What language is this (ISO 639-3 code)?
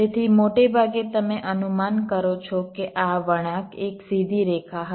guj